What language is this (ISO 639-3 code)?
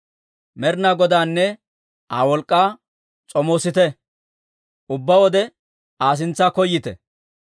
dwr